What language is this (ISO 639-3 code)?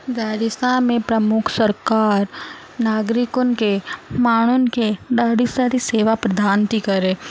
snd